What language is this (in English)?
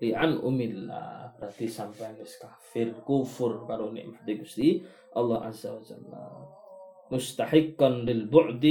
Malay